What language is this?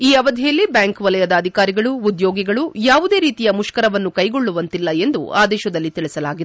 Kannada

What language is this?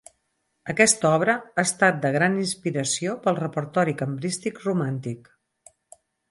Catalan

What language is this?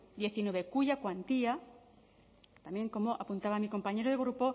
Spanish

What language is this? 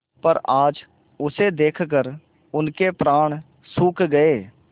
Hindi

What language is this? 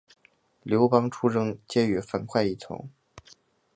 Chinese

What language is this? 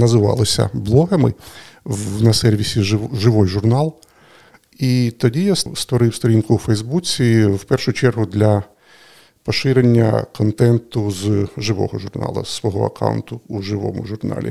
Ukrainian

